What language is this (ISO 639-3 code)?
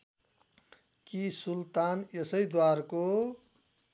nep